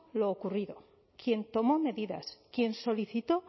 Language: Spanish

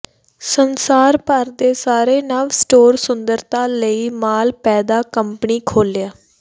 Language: Punjabi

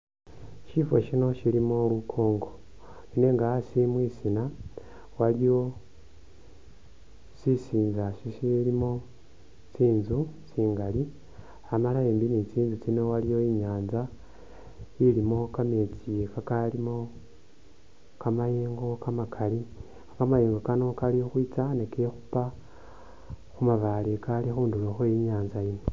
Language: Masaaba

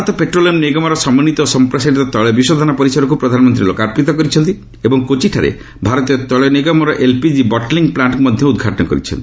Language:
Odia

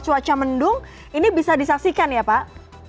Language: Indonesian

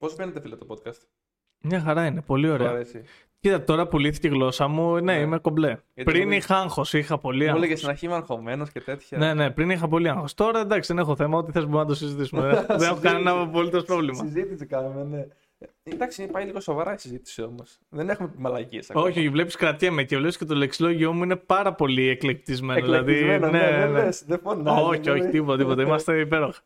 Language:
Greek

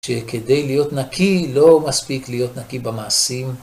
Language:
Hebrew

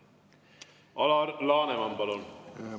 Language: Estonian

